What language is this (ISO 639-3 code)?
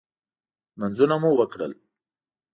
pus